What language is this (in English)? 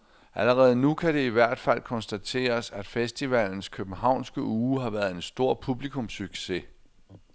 Danish